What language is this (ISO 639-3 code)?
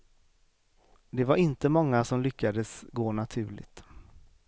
swe